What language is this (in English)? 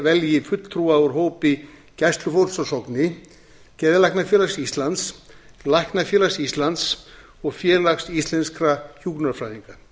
Icelandic